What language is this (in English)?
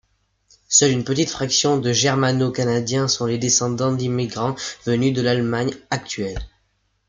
French